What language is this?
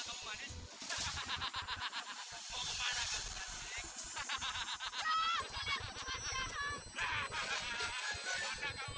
Indonesian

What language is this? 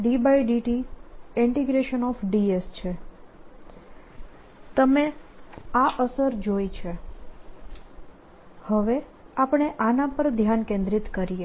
Gujarati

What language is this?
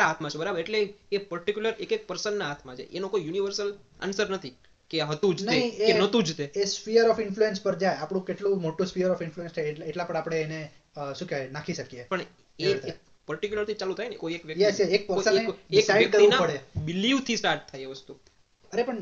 Gujarati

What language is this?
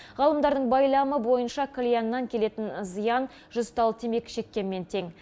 Kazakh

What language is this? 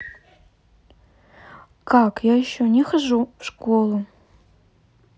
Russian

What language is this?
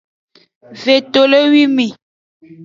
Aja (Benin)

